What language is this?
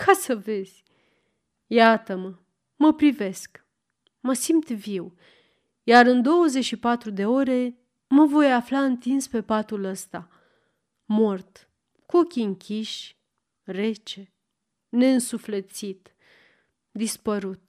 Romanian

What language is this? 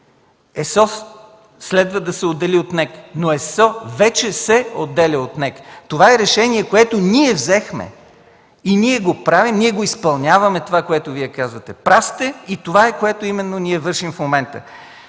Bulgarian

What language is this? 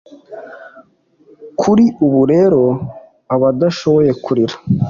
Kinyarwanda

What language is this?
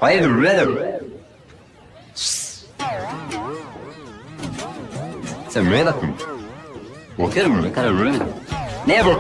Spanish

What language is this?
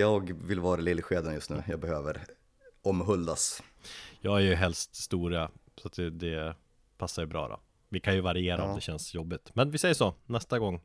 Swedish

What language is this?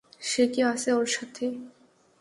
Bangla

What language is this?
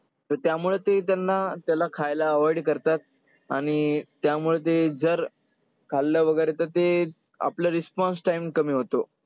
Marathi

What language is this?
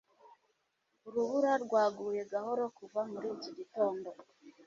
Kinyarwanda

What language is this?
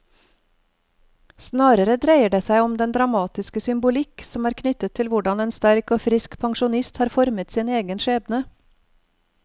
Norwegian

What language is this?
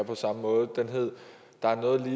Danish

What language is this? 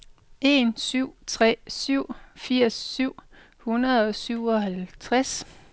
Danish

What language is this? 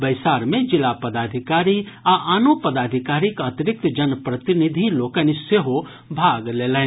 Maithili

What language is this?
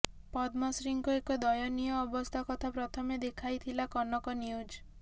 Odia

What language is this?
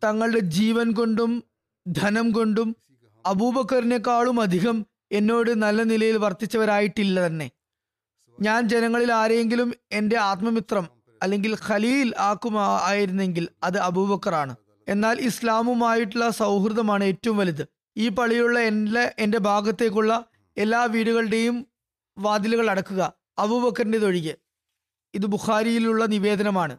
Malayalam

